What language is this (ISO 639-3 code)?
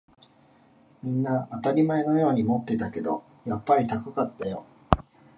jpn